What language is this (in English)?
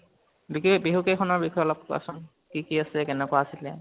Assamese